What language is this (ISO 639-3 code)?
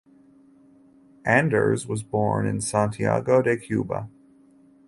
eng